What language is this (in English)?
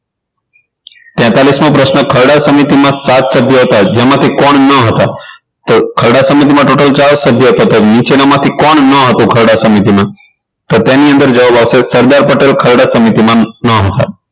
Gujarati